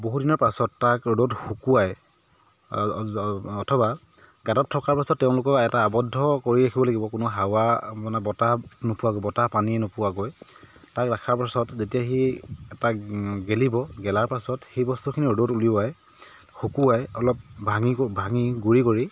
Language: Assamese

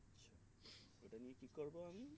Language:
Bangla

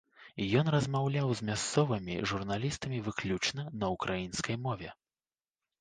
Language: Belarusian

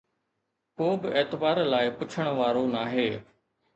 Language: Sindhi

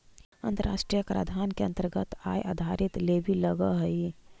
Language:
Magahi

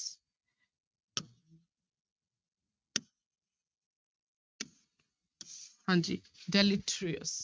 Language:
Punjabi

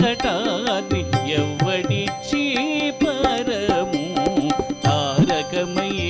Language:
Romanian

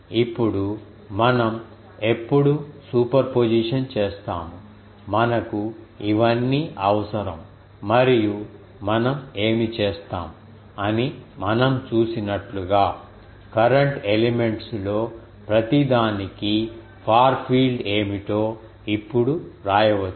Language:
Telugu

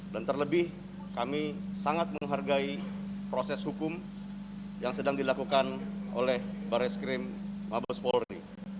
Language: Indonesian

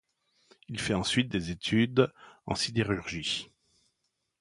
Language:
French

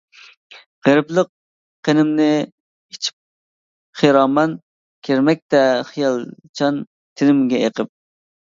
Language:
Uyghur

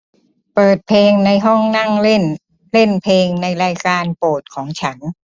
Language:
Thai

